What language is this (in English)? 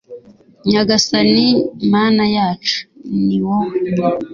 Kinyarwanda